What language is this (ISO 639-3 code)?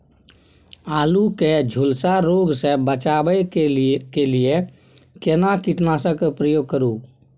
mai